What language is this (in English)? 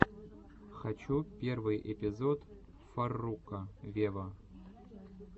Russian